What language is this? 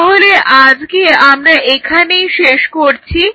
Bangla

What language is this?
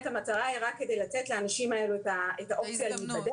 Hebrew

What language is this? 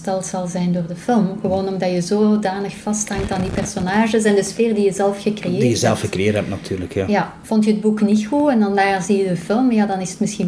Dutch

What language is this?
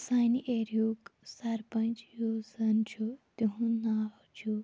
Kashmiri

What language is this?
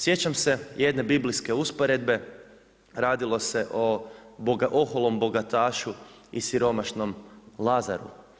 Croatian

